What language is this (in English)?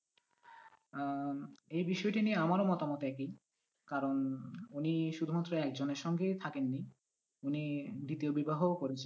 Bangla